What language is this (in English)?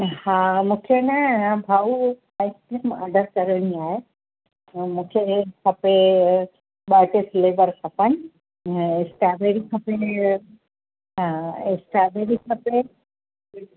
Sindhi